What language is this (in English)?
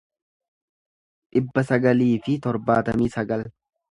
Oromo